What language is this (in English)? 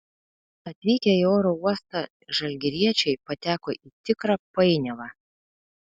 Lithuanian